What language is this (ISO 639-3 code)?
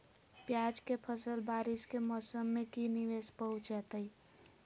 mag